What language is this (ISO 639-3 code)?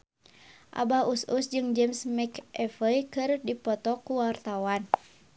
sun